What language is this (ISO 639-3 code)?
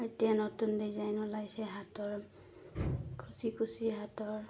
asm